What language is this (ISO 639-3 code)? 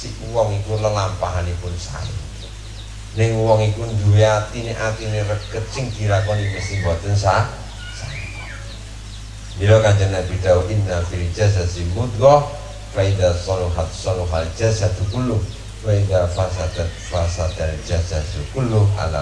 ind